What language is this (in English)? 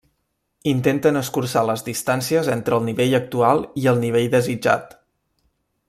Catalan